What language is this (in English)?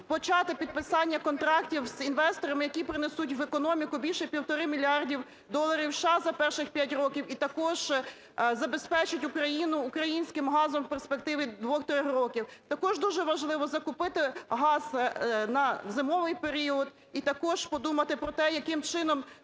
Ukrainian